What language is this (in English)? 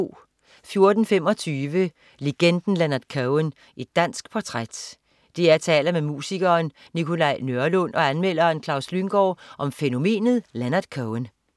Danish